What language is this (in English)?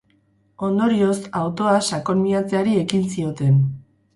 Basque